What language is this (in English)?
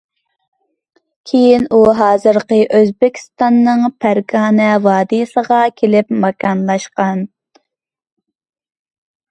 Uyghur